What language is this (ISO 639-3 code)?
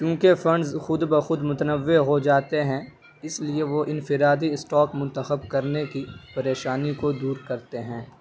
urd